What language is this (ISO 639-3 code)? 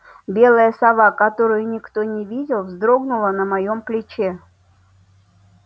rus